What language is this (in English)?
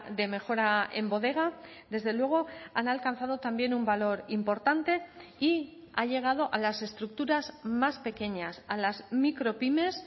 Spanish